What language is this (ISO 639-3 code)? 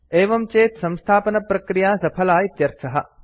san